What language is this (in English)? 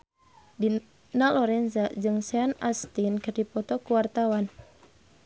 Sundanese